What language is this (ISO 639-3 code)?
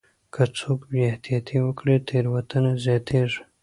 pus